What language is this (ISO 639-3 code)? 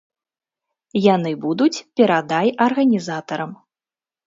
bel